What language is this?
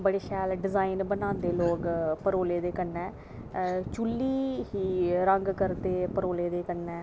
Dogri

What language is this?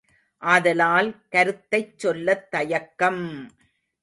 Tamil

